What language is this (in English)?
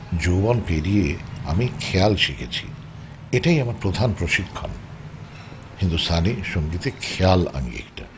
Bangla